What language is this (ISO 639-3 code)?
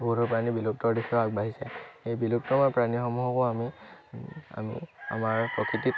asm